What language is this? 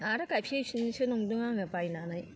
Bodo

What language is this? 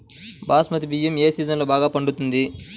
Telugu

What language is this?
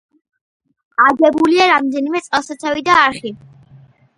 Georgian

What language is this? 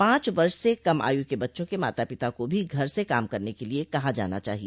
Hindi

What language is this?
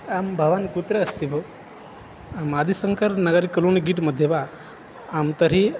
Sanskrit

